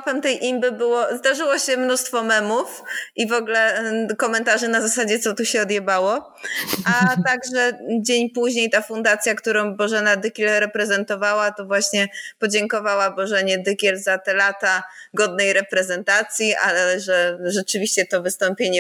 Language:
Polish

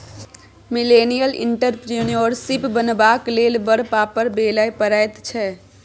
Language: Maithili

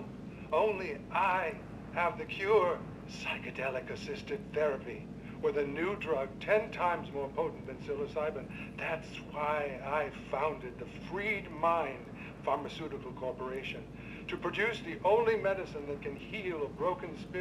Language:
Spanish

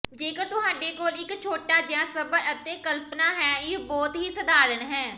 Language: Punjabi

